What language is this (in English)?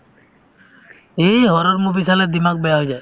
Assamese